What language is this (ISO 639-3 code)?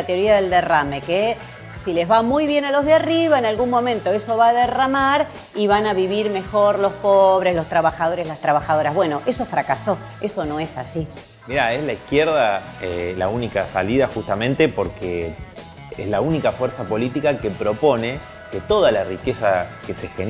spa